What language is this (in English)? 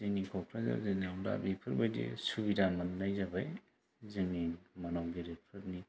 Bodo